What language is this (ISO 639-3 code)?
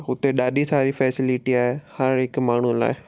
snd